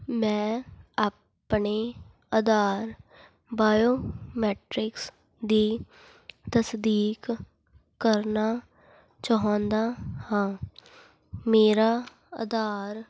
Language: Punjabi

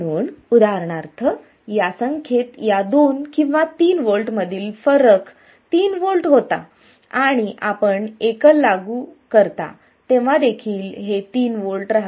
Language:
Marathi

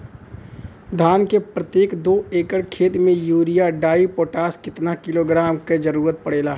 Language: Bhojpuri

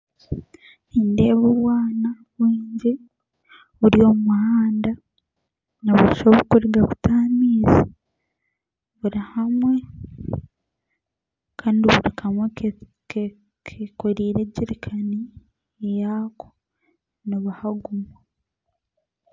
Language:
Nyankole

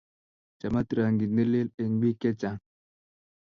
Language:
Kalenjin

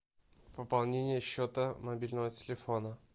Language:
Russian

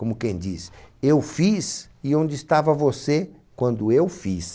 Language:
Portuguese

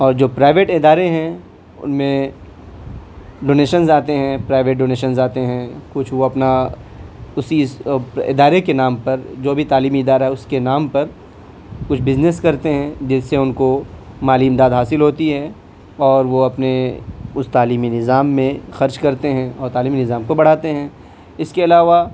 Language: Urdu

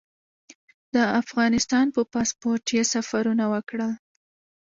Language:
Pashto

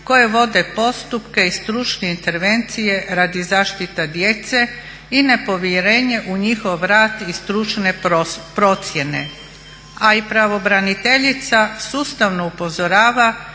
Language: Croatian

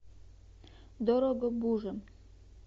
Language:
Russian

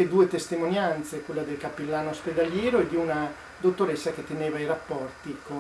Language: Italian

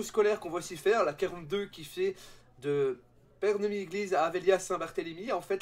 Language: French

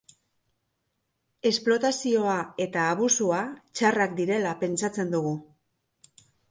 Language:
Basque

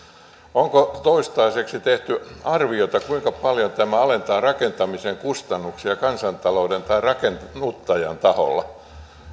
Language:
Finnish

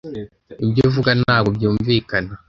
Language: Kinyarwanda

